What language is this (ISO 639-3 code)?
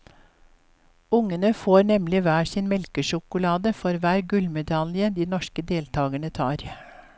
nor